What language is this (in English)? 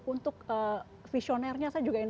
Indonesian